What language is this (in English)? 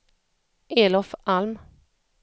Swedish